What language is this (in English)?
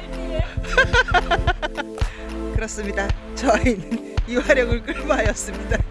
Korean